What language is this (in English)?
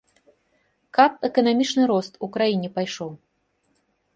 Belarusian